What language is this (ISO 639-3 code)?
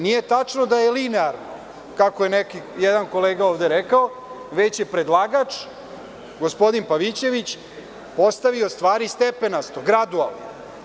srp